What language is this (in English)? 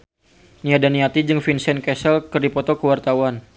Sundanese